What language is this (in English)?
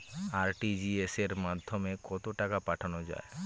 Bangla